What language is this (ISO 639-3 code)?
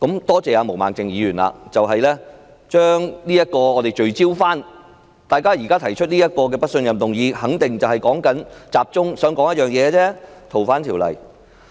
yue